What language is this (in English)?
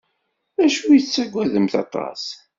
Kabyle